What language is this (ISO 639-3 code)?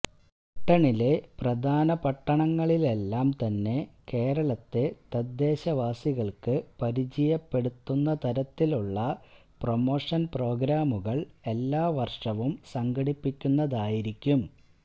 mal